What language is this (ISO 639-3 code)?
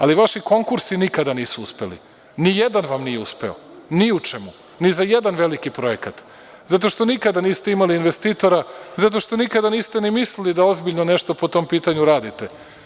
srp